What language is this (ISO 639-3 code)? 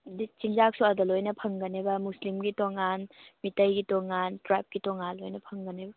mni